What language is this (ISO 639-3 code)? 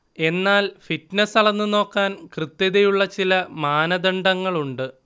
mal